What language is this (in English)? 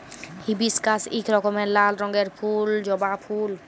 Bangla